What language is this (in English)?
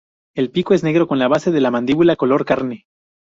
Spanish